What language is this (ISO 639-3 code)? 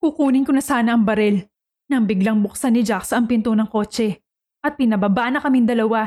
fil